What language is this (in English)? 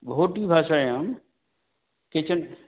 Sanskrit